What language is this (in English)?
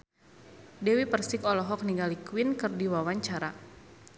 Sundanese